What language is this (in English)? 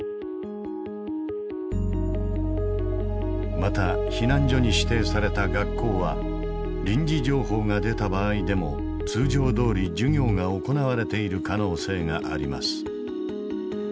Japanese